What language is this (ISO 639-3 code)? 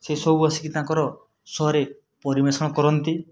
ori